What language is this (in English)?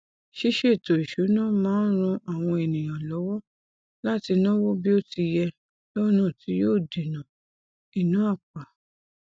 Yoruba